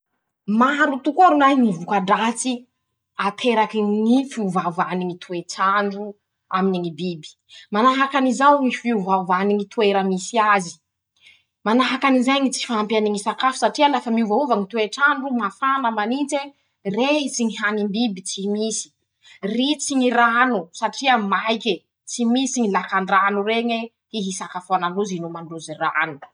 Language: Masikoro Malagasy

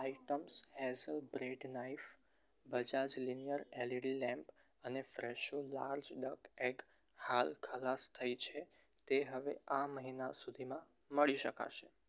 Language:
Gujarati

